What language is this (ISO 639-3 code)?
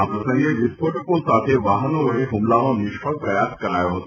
guj